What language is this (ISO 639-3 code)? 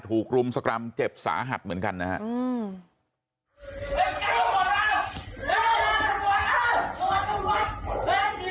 tha